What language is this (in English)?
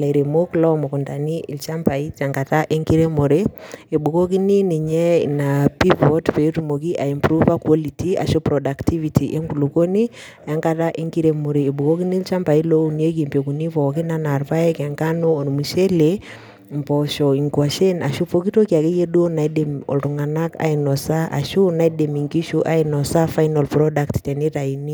Masai